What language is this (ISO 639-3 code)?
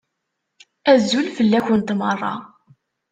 kab